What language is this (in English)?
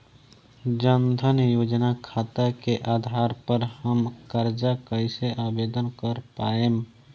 Bhojpuri